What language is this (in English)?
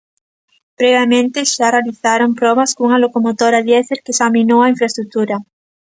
Galician